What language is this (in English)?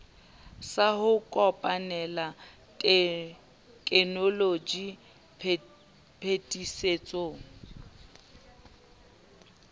Southern Sotho